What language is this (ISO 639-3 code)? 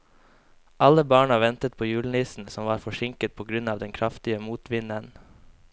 nor